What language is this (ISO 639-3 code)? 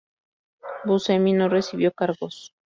spa